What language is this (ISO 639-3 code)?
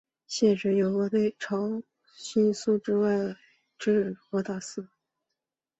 zho